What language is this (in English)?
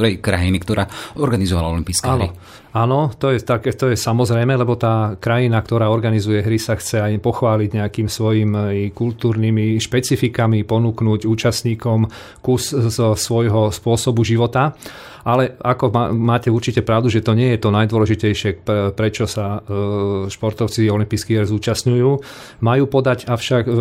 Slovak